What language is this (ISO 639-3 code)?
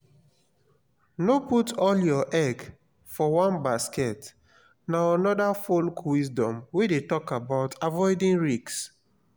pcm